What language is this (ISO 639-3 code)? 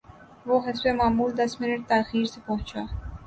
urd